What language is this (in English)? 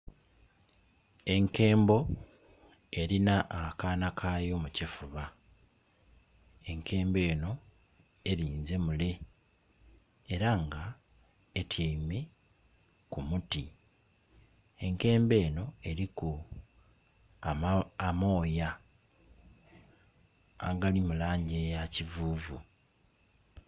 Soga